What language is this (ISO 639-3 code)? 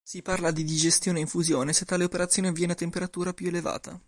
ita